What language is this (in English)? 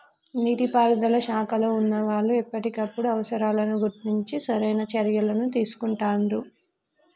Telugu